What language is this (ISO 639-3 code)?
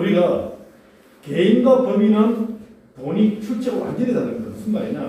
kor